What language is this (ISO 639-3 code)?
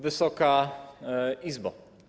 pol